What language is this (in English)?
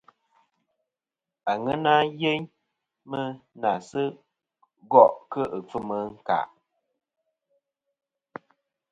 Kom